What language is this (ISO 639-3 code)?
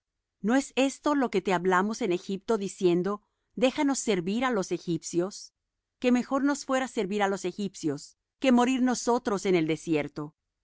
spa